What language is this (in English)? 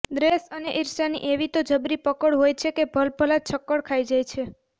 Gujarati